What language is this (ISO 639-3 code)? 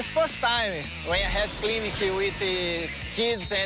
tha